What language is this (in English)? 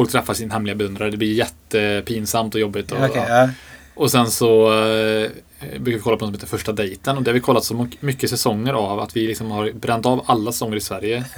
Swedish